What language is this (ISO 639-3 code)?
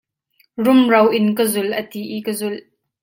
cnh